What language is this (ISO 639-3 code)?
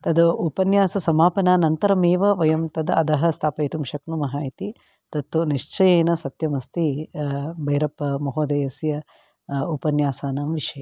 san